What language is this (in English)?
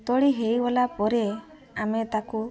Odia